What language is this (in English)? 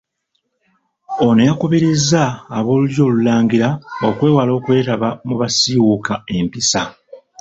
Ganda